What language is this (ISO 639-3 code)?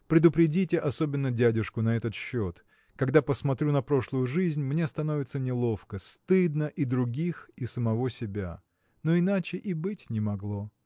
rus